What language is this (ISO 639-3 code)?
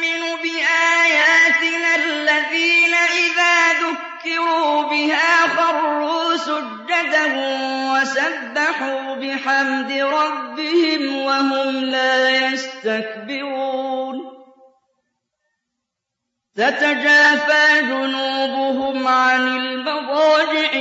ara